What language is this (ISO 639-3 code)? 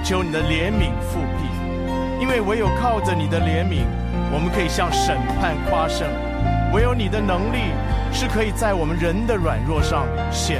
zho